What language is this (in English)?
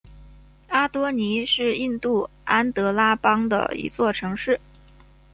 Chinese